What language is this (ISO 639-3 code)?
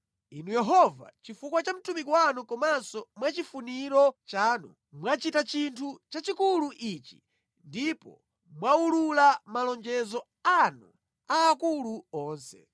nya